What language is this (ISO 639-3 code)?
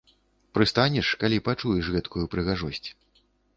bel